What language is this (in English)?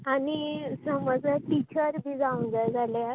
Konkani